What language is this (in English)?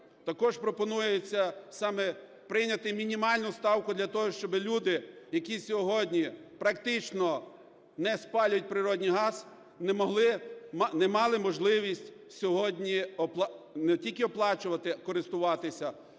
Ukrainian